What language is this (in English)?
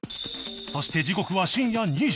Japanese